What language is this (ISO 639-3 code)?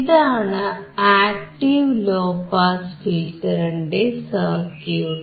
mal